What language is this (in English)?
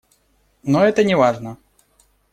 Russian